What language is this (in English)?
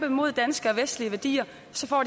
Danish